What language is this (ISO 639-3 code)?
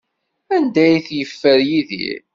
kab